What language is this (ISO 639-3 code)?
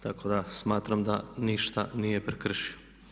hrv